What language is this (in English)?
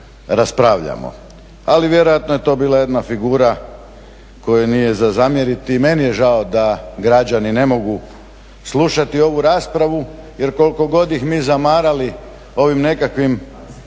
Croatian